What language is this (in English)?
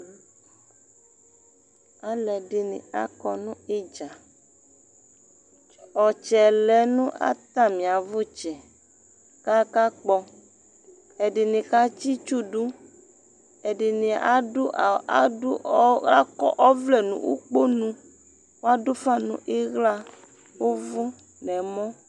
Ikposo